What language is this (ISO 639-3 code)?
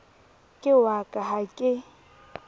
sot